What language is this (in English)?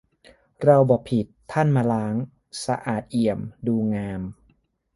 Thai